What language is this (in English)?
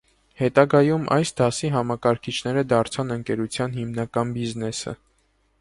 Armenian